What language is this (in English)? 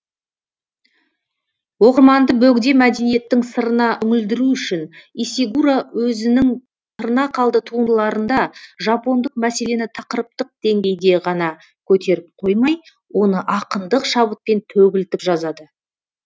Kazakh